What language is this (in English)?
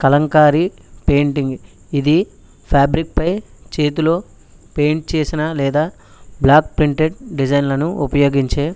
Telugu